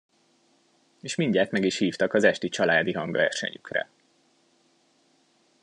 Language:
Hungarian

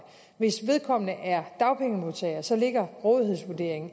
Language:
Danish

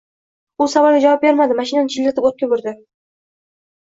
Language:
Uzbek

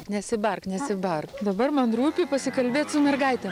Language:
Lithuanian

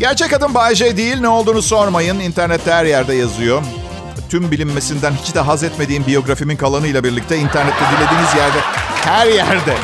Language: Turkish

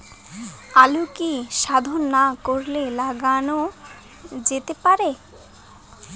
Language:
Bangla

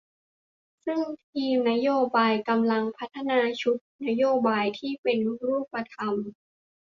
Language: Thai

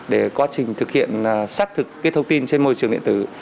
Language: Vietnamese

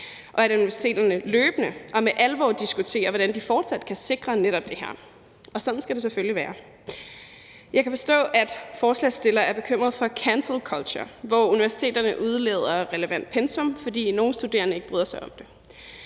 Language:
Danish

